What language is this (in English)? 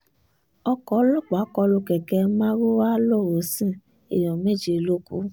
Yoruba